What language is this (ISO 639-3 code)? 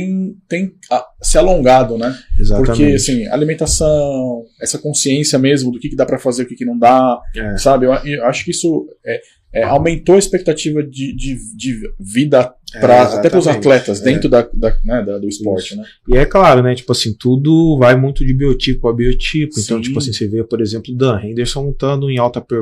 por